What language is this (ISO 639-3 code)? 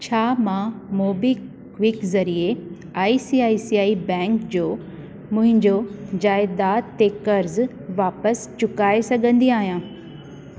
snd